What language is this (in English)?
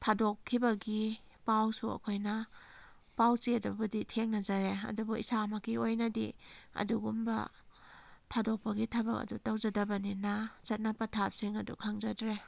Manipuri